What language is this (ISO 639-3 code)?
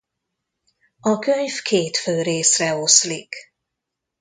hun